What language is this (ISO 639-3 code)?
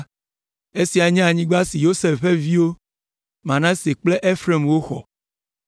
ewe